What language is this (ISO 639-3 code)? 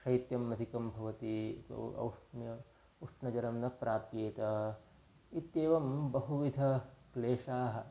san